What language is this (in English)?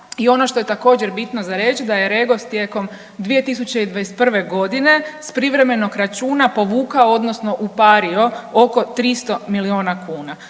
Croatian